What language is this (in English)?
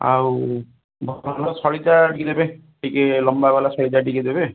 Odia